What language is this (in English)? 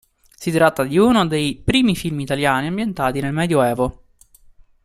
Italian